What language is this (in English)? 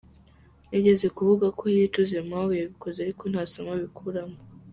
Kinyarwanda